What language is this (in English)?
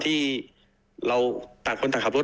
Thai